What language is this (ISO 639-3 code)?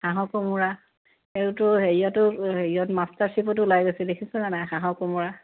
asm